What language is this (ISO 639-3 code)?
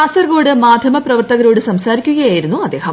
mal